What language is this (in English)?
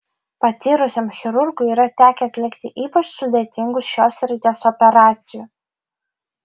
Lithuanian